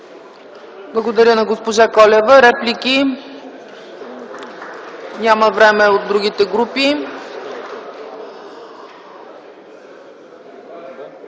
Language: Bulgarian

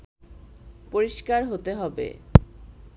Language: Bangla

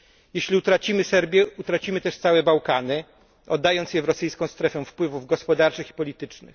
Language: Polish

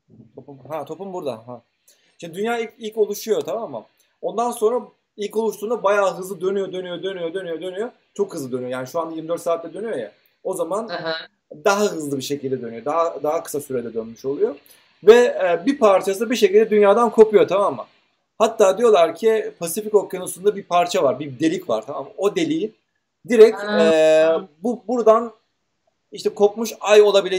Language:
Turkish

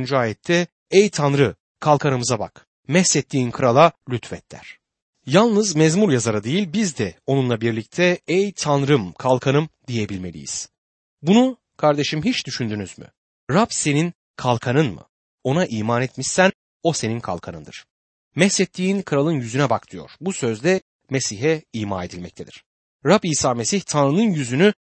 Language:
Turkish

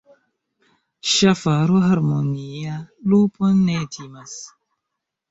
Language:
Esperanto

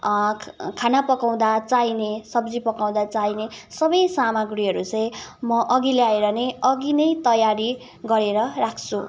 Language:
Nepali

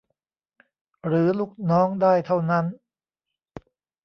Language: Thai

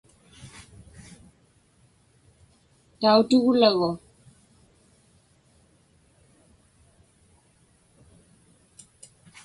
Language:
Inupiaq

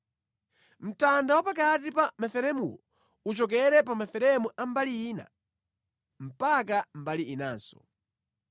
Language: Nyanja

